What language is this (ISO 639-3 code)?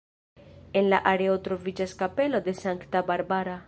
epo